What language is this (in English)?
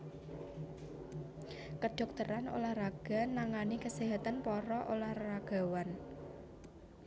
Javanese